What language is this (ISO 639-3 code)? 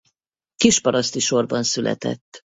hun